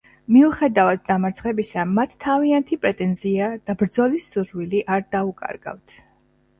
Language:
Georgian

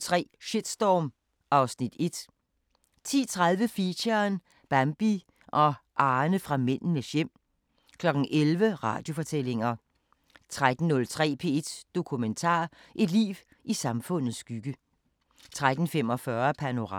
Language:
Danish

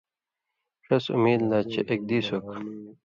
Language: Indus Kohistani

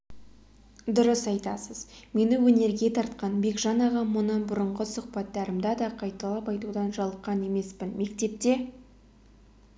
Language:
Kazakh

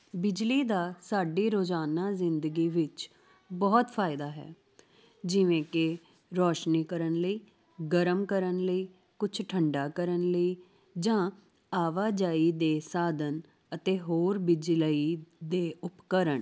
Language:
Punjabi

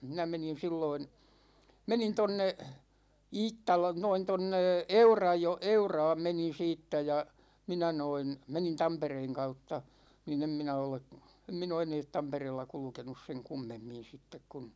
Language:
Finnish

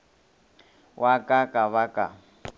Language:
Northern Sotho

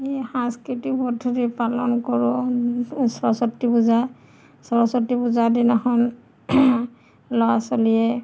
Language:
Assamese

